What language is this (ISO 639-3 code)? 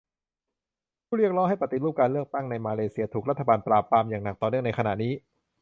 tha